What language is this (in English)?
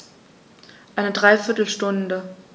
German